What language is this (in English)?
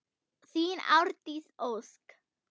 Icelandic